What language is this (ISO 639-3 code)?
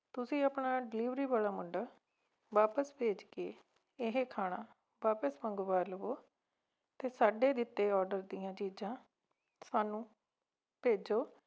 pan